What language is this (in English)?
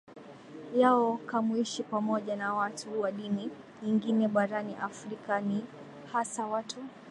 Swahili